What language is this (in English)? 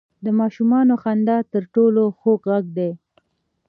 Pashto